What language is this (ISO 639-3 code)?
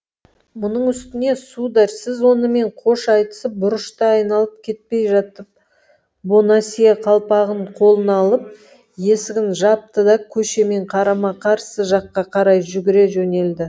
kaz